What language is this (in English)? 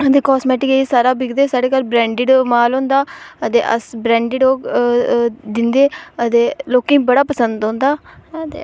Dogri